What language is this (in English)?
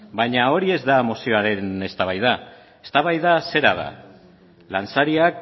Basque